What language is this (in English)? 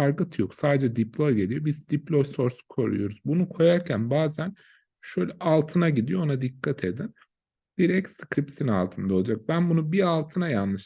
Turkish